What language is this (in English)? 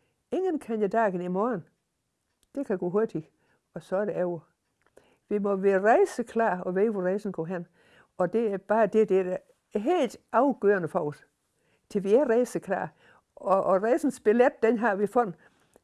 Danish